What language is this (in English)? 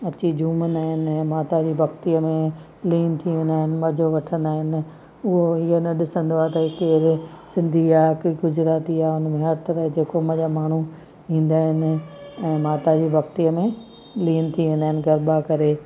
Sindhi